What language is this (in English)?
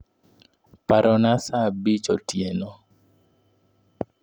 Luo (Kenya and Tanzania)